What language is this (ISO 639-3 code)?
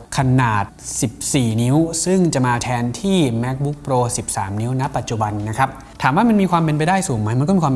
tha